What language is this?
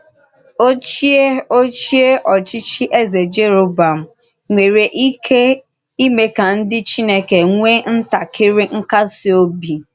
Igbo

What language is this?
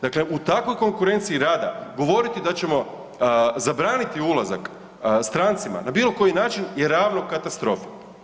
Croatian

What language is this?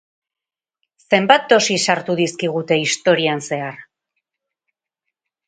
Basque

